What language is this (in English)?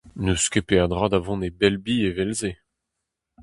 Breton